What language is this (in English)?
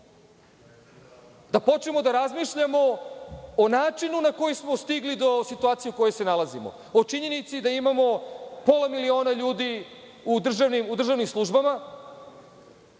Serbian